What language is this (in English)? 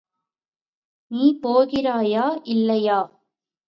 Tamil